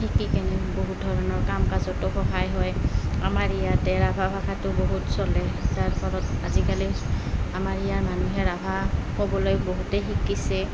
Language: Assamese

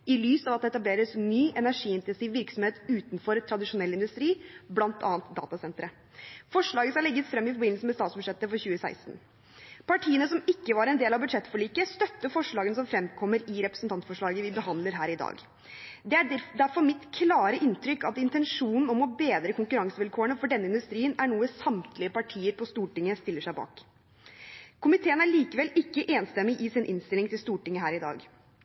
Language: Norwegian Bokmål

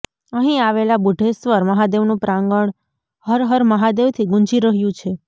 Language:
Gujarati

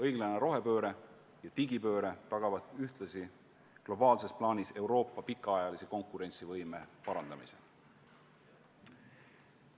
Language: Estonian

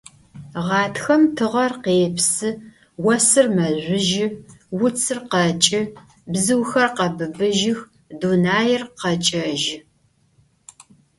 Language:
Adyghe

